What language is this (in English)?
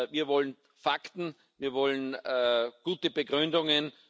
German